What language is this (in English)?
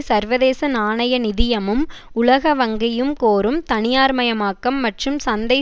Tamil